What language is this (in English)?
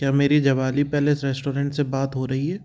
Hindi